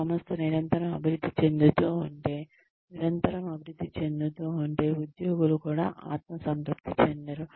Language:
Telugu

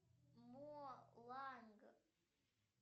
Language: Russian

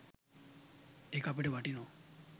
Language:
Sinhala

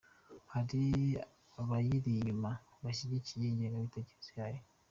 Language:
Kinyarwanda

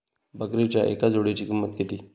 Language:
Marathi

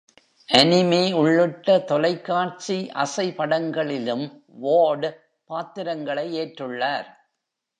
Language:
Tamil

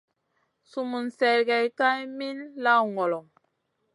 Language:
Masana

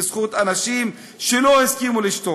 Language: Hebrew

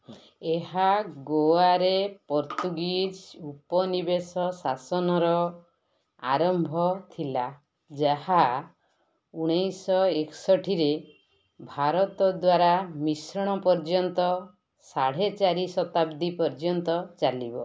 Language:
Odia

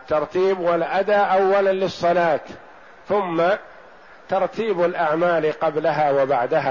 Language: Arabic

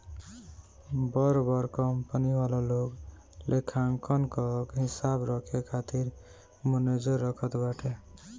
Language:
Bhojpuri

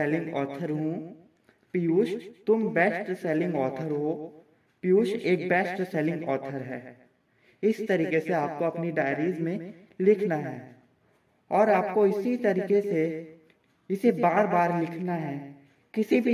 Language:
Hindi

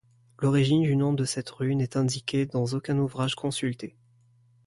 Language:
French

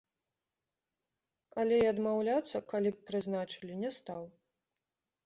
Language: Belarusian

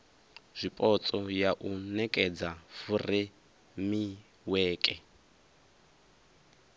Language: Venda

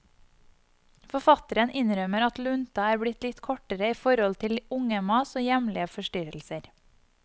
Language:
Norwegian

